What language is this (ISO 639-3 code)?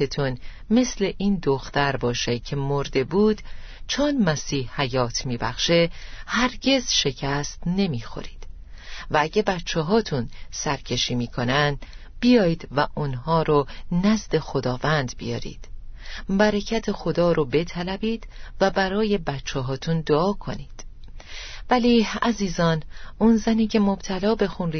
fas